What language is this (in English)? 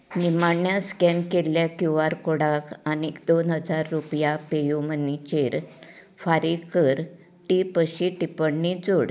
Konkani